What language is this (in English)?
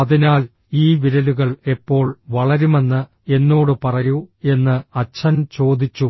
Malayalam